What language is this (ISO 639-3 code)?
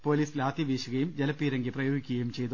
mal